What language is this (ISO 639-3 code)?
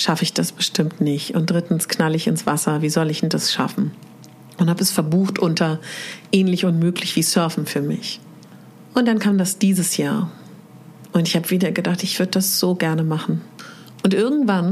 deu